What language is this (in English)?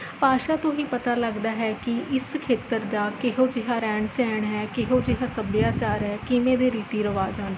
Punjabi